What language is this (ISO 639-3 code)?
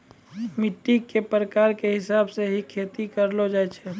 mai